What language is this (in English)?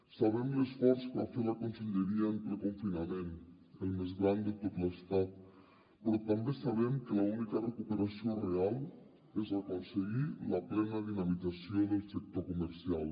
Catalan